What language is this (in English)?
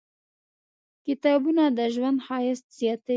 Pashto